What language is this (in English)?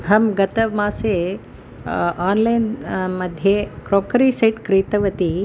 Sanskrit